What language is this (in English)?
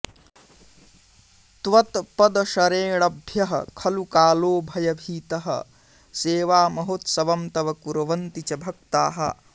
Sanskrit